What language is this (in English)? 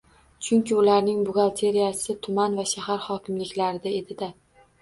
Uzbek